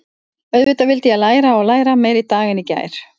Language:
Icelandic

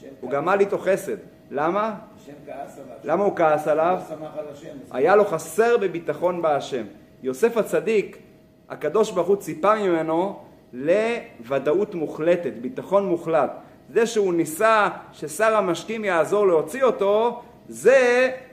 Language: Hebrew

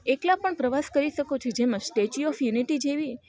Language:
Gujarati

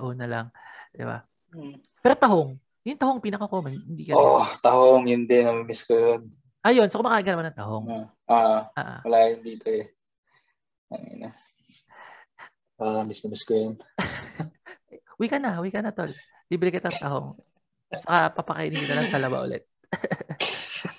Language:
Filipino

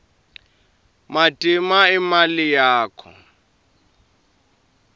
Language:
Swati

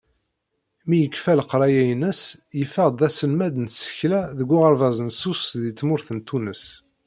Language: Kabyle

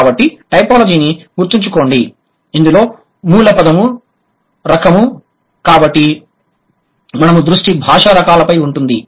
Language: Telugu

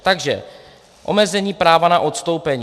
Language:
Czech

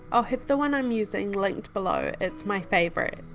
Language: English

